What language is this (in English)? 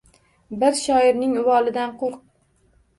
Uzbek